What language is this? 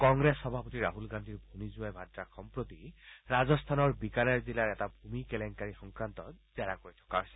Assamese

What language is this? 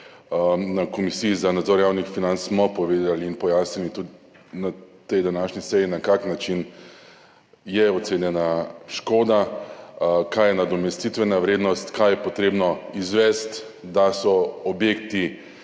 Slovenian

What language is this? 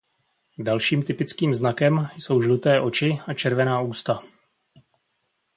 Czech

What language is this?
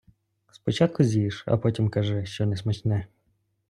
Ukrainian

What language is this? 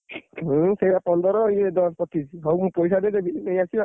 Odia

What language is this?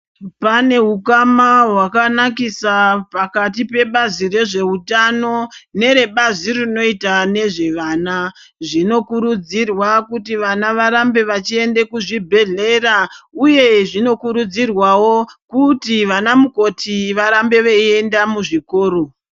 Ndau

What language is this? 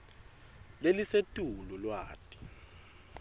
Swati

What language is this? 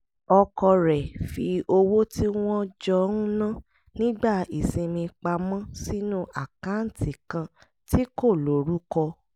Yoruba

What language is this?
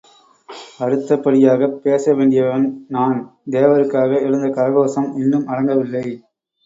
Tamil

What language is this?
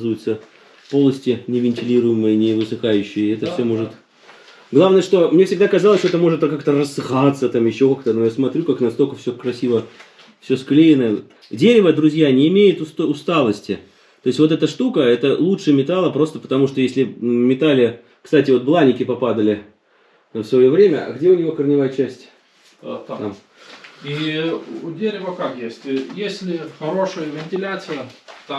Russian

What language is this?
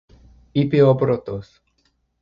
Greek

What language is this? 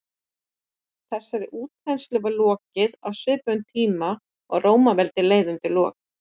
Icelandic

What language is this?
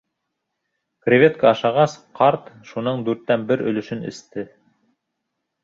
Bashkir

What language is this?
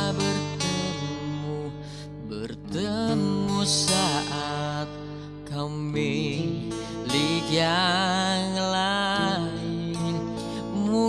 Indonesian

